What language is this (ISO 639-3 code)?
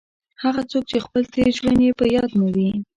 pus